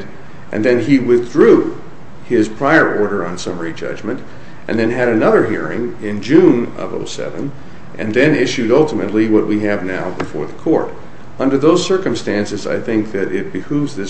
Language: English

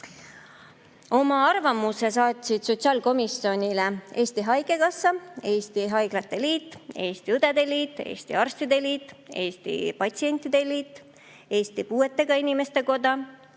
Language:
Estonian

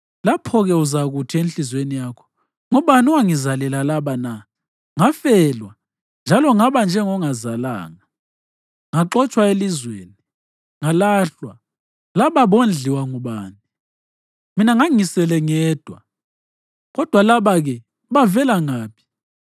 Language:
North Ndebele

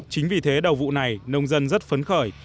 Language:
Vietnamese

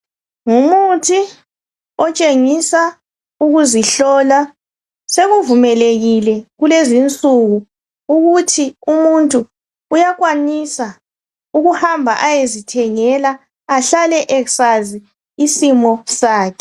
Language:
North Ndebele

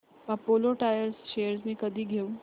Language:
Marathi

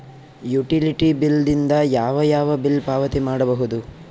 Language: Kannada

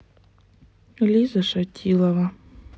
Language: Russian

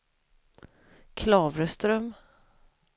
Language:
Swedish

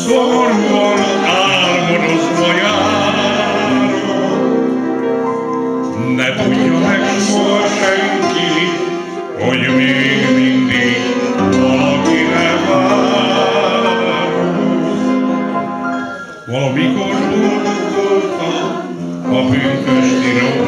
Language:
Romanian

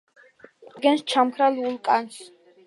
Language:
Georgian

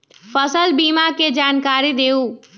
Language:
Magahi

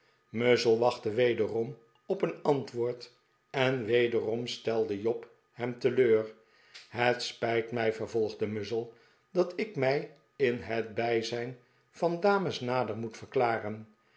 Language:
Dutch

